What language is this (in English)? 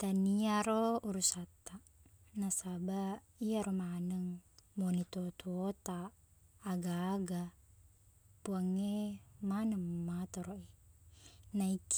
Buginese